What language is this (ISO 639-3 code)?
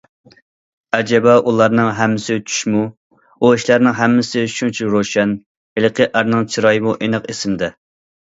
uig